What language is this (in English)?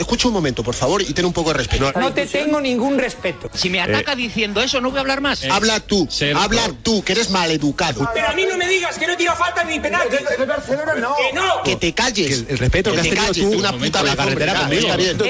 Spanish